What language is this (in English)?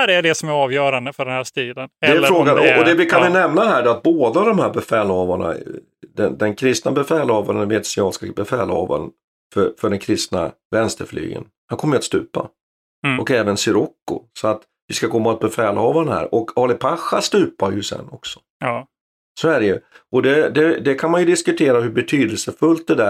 Swedish